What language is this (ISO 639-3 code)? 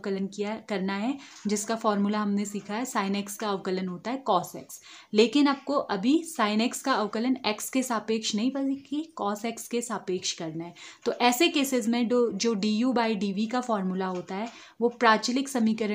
hin